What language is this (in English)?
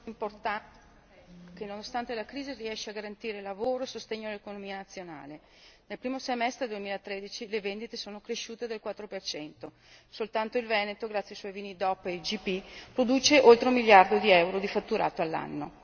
Italian